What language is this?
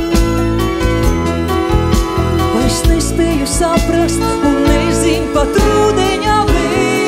Latvian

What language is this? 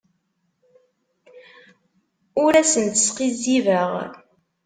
Kabyle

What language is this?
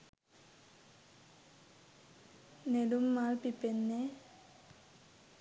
Sinhala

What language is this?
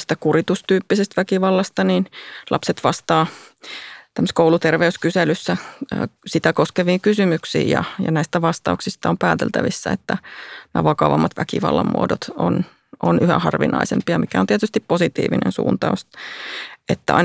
Finnish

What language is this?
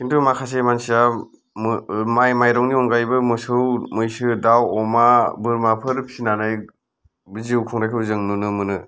Bodo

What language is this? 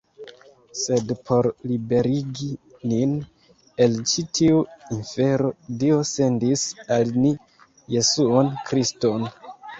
Esperanto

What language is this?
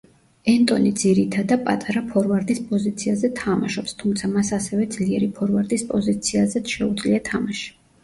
Georgian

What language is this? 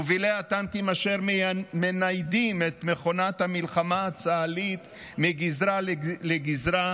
Hebrew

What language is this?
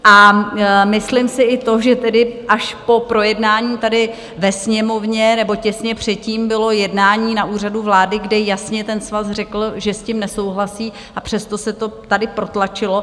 Czech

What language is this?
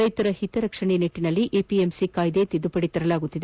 Kannada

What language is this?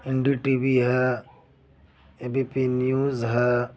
Urdu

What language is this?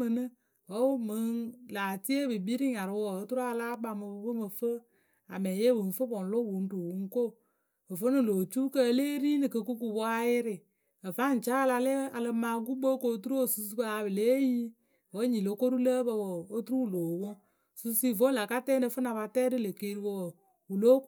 Akebu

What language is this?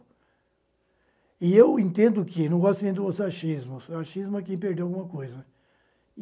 Portuguese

